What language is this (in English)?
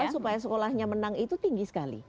Indonesian